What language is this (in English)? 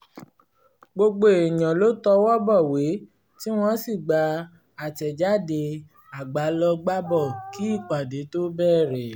Yoruba